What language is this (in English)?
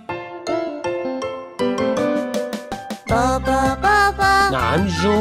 Arabic